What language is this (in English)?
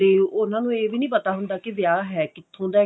Punjabi